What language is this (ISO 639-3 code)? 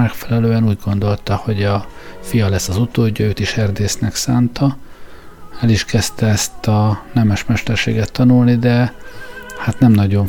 hun